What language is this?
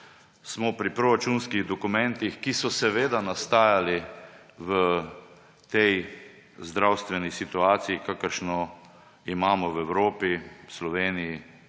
Slovenian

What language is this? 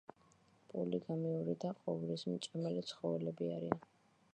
Georgian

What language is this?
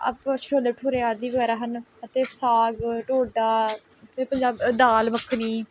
Punjabi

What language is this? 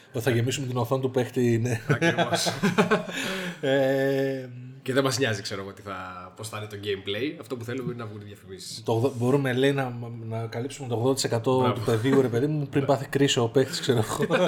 Greek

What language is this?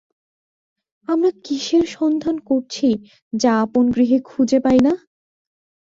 Bangla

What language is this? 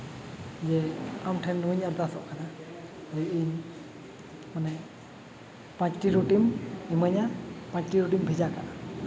Santali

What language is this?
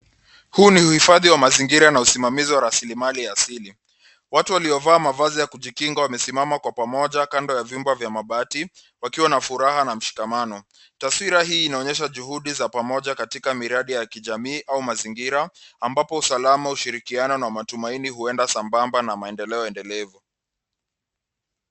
Swahili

